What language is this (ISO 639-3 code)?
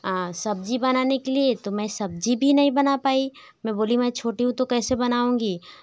hin